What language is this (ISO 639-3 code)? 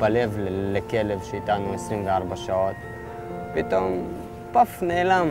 heb